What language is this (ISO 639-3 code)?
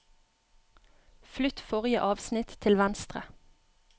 nor